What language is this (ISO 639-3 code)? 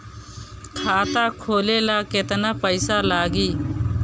bho